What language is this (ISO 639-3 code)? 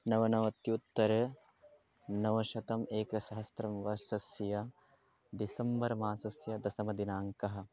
san